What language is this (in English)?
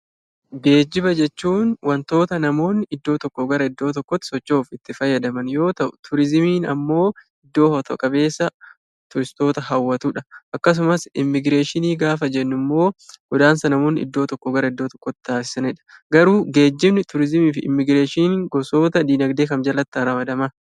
Oromo